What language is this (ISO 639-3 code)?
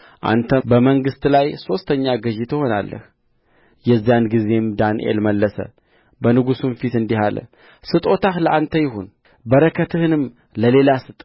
amh